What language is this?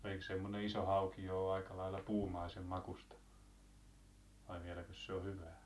Finnish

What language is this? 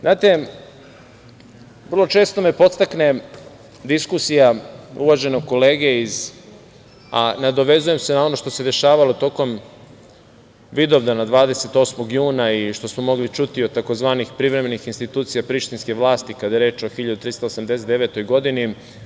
Serbian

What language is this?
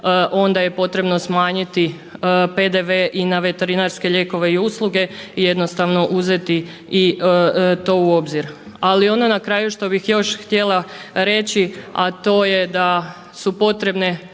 Croatian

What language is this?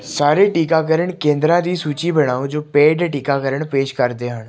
Punjabi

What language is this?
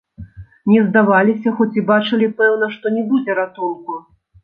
Belarusian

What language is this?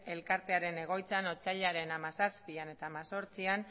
Basque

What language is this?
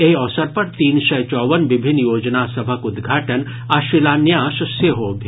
Maithili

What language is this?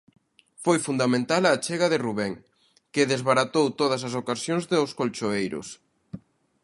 Galician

